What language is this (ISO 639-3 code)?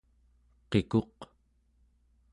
esu